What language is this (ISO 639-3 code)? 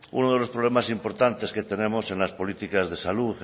spa